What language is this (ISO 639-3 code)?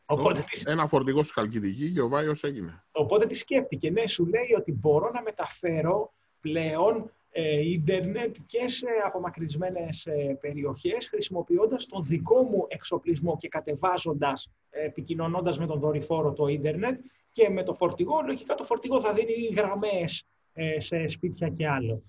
ell